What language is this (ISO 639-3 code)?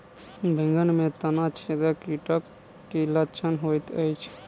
mai